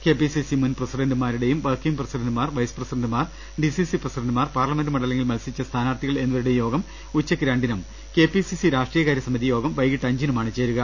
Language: Malayalam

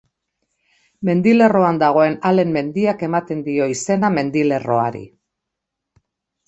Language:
Basque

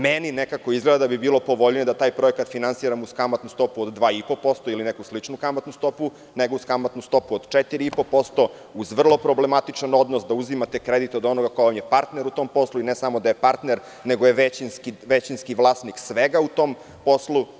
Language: Serbian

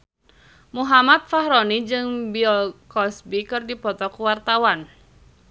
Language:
Sundanese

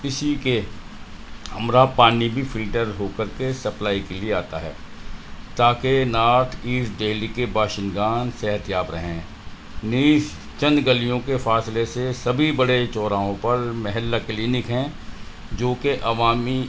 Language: Urdu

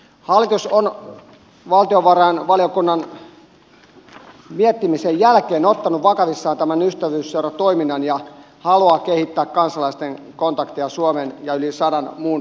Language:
Finnish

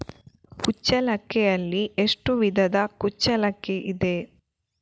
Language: Kannada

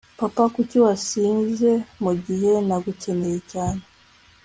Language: Kinyarwanda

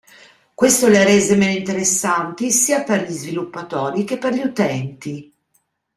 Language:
Italian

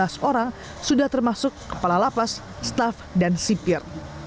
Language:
Indonesian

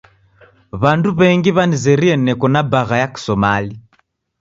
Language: Taita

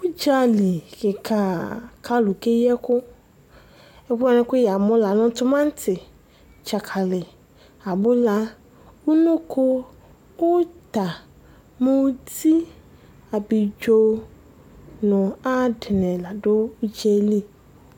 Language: Ikposo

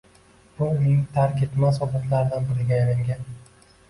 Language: Uzbek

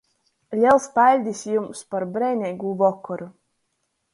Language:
Latgalian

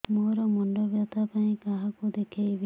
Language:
Odia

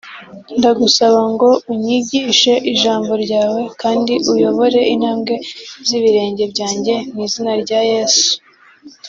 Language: Kinyarwanda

